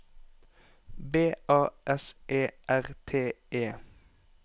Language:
Norwegian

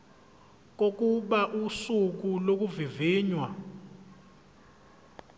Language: Zulu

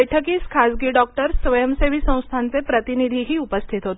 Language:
Marathi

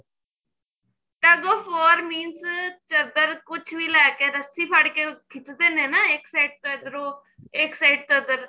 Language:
Punjabi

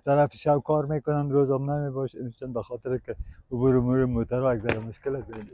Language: Persian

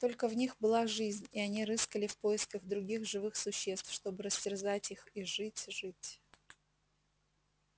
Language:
Russian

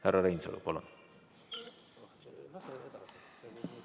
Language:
Estonian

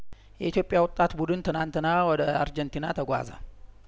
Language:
Amharic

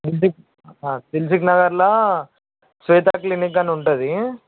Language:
Telugu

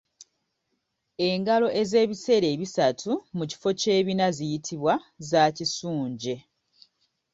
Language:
Ganda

